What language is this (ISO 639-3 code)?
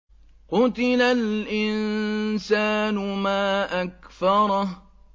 ara